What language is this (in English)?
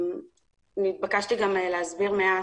Hebrew